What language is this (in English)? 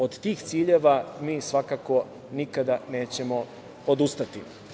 Serbian